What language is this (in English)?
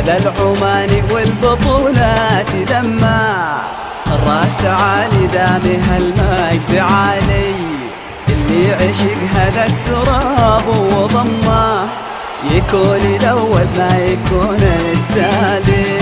Arabic